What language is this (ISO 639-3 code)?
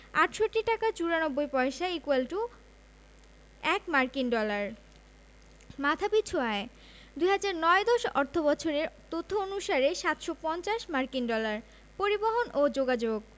ben